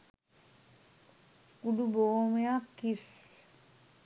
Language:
Sinhala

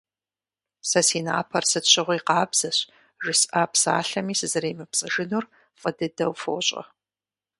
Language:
Kabardian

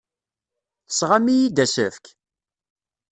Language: Kabyle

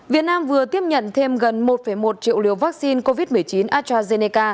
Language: Vietnamese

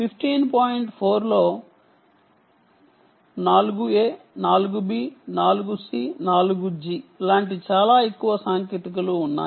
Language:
Telugu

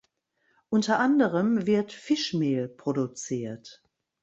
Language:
German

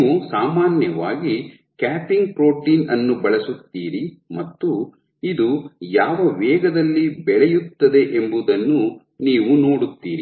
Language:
Kannada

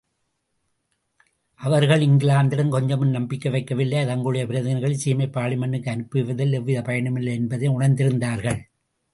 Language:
Tamil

